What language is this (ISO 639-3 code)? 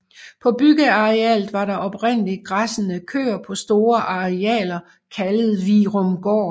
dan